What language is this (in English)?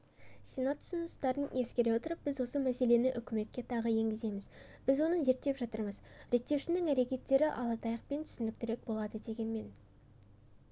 Kazakh